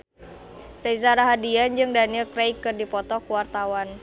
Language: Sundanese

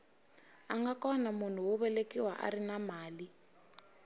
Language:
Tsonga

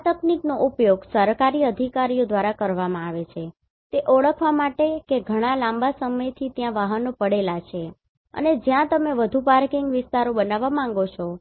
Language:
Gujarati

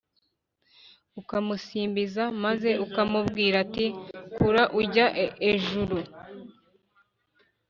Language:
Kinyarwanda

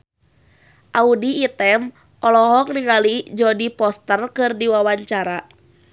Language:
Sundanese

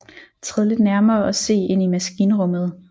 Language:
Danish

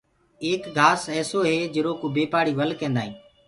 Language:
Gurgula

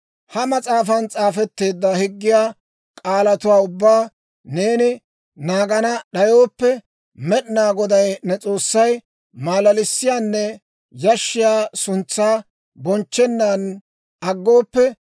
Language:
Dawro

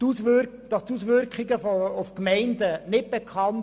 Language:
Swiss German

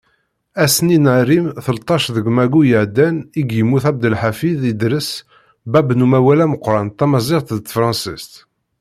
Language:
Kabyle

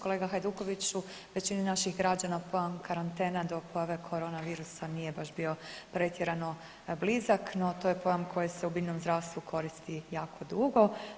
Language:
Croatian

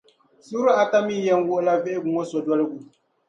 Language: Dagbani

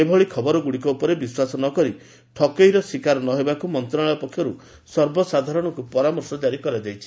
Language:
Odia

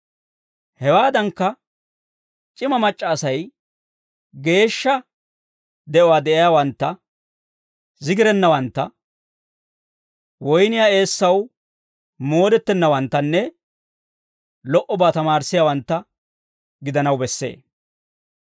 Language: Dawro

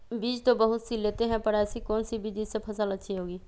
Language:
Magahi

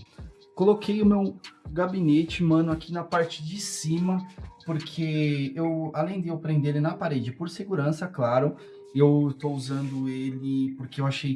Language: Portuguese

